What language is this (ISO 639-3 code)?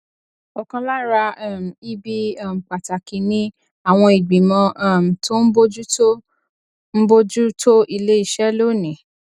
yor